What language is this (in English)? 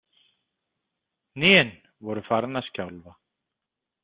Icelandic